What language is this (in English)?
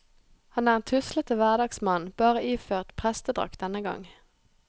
Norwegian